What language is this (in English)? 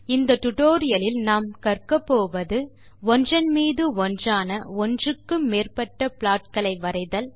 Tamil